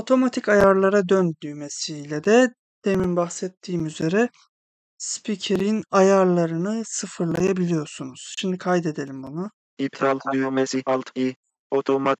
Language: Turkish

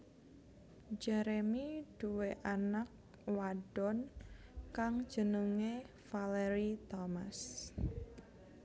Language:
Javanese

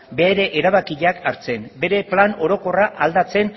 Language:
Basque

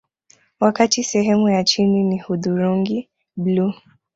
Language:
Swahili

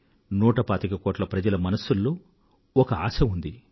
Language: Telugu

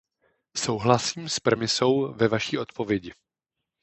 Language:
Czech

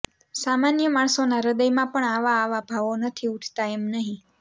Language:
Gujarati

